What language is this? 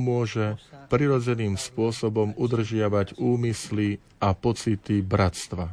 Slovak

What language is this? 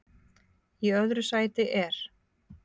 Icelandic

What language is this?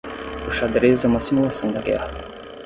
Portuguese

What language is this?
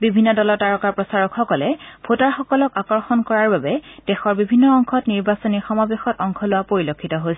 Assamese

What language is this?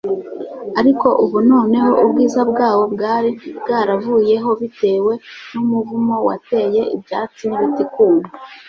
Kinyarwanda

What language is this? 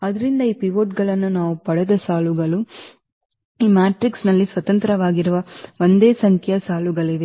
Kannada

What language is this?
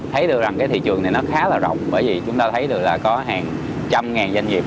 Vietnamese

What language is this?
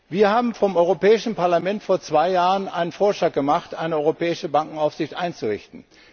German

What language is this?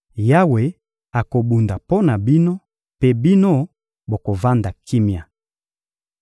Lingala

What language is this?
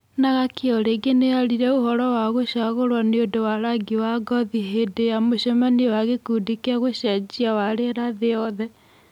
Kikuyu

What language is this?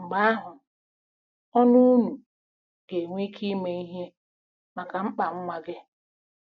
Igbo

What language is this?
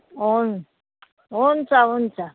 Nepali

